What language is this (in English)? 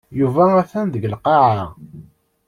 Kabyle